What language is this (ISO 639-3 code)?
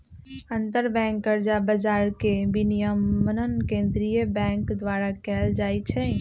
mag